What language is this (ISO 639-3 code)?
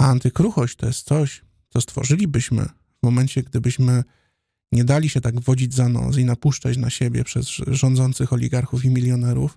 pol